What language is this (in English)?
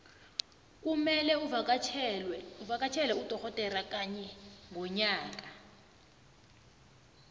South Ndebele